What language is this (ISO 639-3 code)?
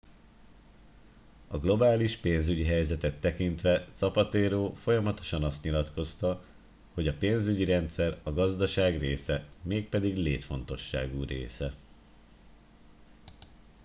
hun